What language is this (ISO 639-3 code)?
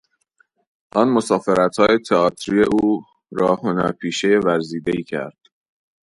fas